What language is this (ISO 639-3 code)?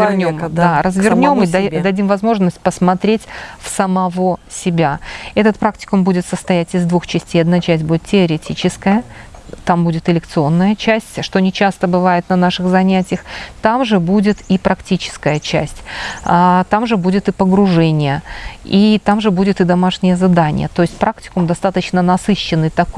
rus